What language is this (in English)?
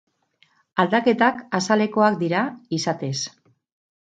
Basque